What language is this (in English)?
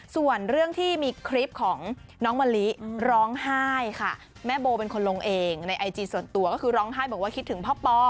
Thai